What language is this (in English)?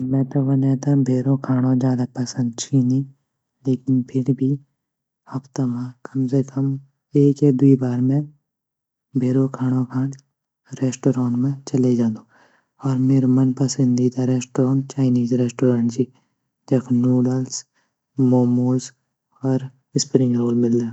Garhwali